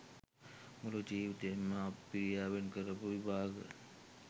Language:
Sinhala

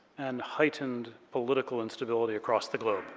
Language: English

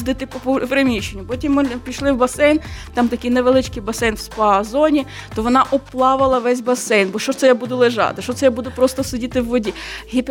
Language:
Ukrainian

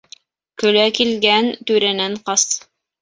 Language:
Bashkir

